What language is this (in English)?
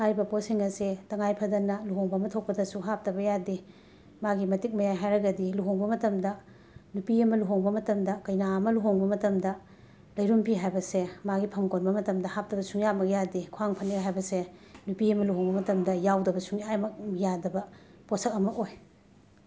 Manipuri